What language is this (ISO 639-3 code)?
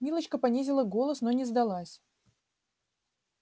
rus